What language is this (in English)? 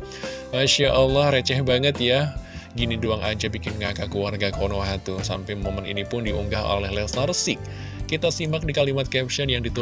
Indonesian